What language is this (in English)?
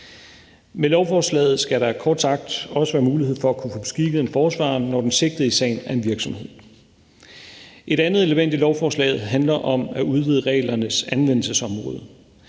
Danish